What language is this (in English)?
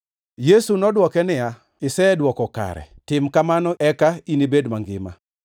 Luo (Kenya and Tanzania)